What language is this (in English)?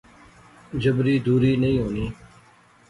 Pahari-Potwari